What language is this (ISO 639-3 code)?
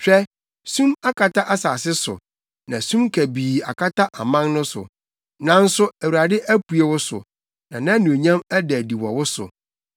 aka